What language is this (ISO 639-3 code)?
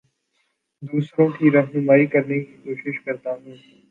urd